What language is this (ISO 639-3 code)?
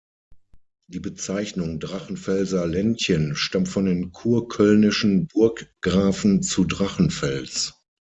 deu